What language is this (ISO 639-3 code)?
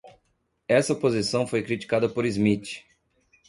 por